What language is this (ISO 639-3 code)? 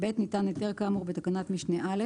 heb